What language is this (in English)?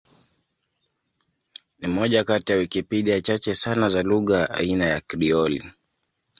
Swahili